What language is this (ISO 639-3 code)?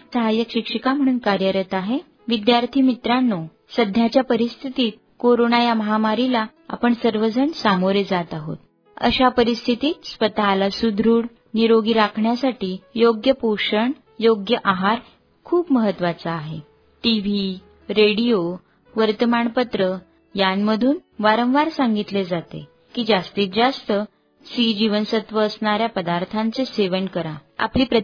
mar